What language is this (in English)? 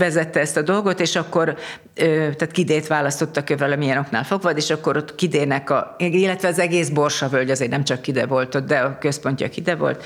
Hungarian